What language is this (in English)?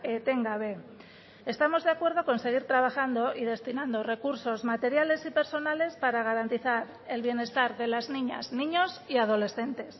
Spanish